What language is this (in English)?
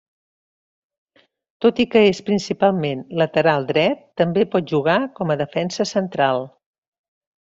Catalan